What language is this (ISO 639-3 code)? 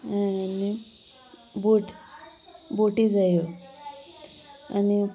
kok